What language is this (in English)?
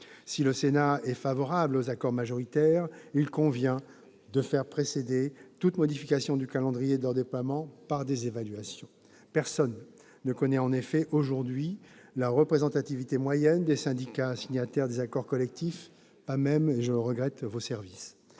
French